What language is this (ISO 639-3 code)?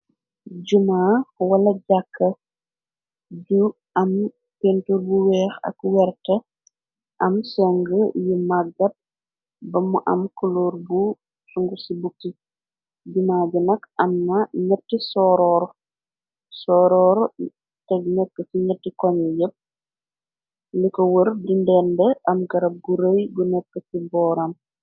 wol